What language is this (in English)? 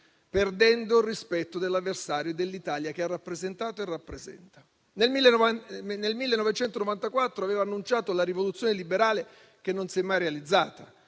Italian